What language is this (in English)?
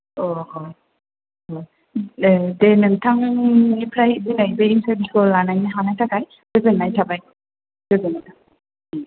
Bodo